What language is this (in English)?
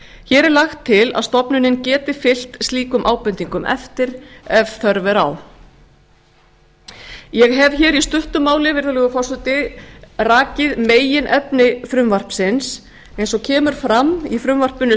Icelandic